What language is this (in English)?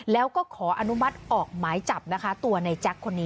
Thai